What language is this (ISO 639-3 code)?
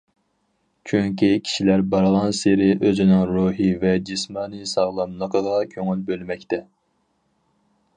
uig